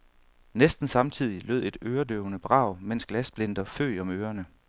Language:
Danish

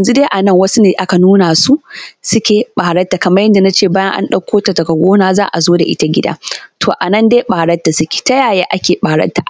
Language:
Hausa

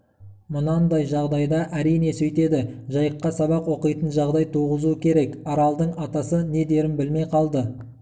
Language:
Kazakh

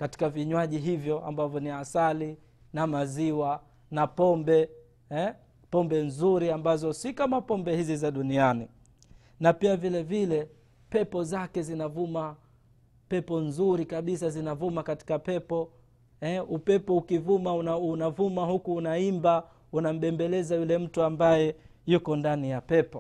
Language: Swahili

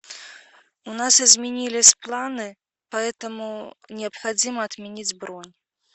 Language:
Russian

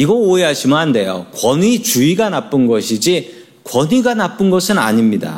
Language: Korean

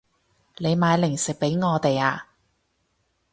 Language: Cantonese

